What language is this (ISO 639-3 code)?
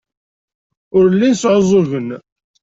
kab